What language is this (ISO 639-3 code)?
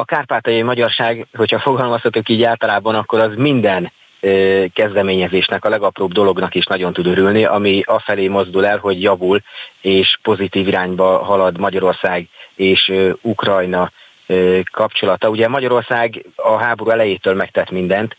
hun